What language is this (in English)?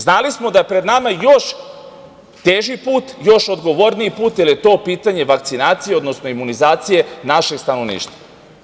Serbian